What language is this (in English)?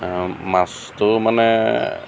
Assamese